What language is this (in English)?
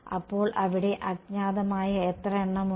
Malayalam